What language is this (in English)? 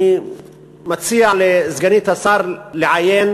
Hebrew